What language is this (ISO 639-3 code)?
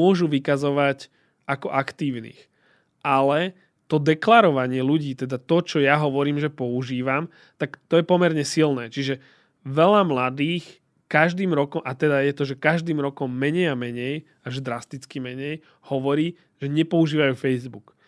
slk